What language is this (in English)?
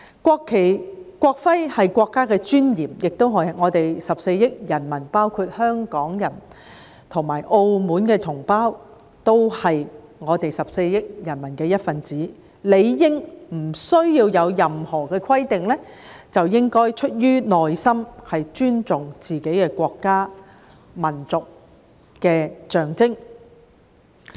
Cantonese